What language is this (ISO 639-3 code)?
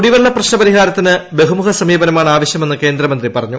mal